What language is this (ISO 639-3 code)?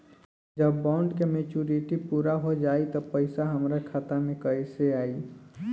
bho